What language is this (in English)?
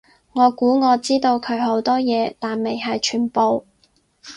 Cantonese